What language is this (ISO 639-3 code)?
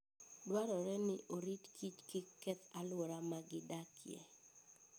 luo